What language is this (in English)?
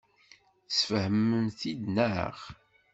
Kabyle